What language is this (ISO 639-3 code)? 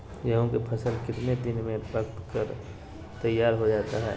mag